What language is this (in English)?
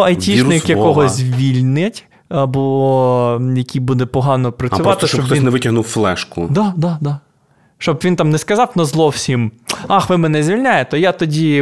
Ukrainian